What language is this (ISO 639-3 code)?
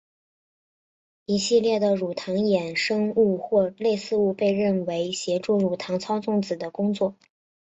zho